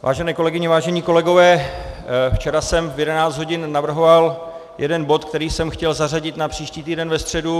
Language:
Czech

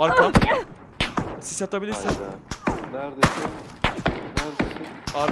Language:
Turkish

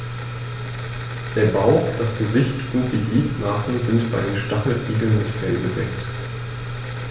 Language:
German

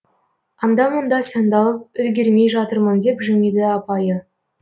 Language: Kazakh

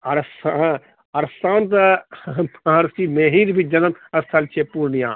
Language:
Maithili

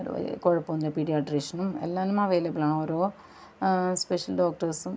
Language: Malayalam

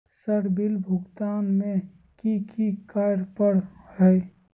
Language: Magahi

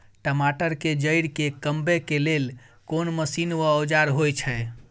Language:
Maithili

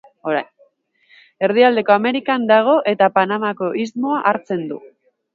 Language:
Basque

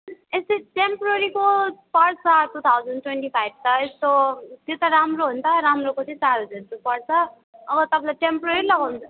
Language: Nepali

